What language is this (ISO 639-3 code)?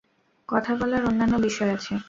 ben